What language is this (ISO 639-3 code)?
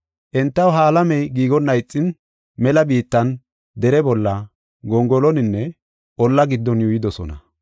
gof